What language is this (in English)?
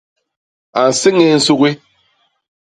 Basaa